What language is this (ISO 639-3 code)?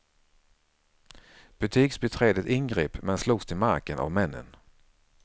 swe